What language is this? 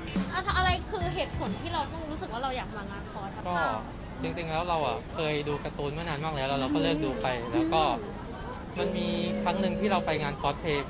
Thai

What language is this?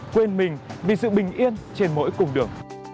Vietnamese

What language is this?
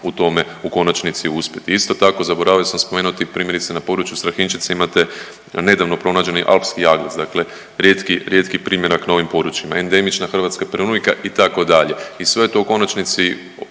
Croatian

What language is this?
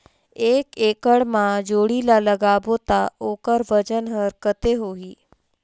Chhattisgarhi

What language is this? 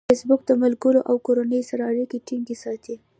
Pashto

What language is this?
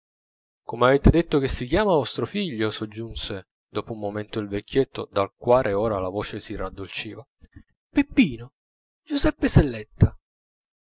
Italian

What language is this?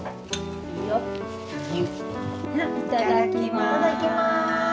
Japanese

